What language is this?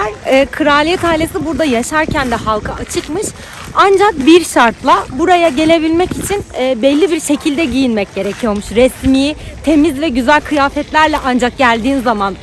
Turkish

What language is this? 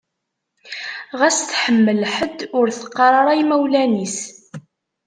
Kabyle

